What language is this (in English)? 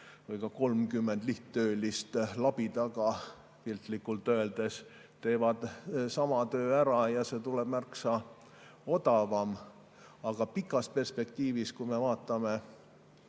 Estonian